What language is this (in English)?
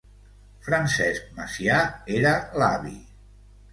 Catalan